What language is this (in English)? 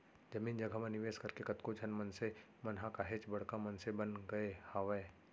Chhattisgarhi